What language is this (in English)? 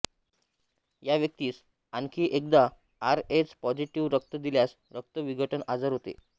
Marathi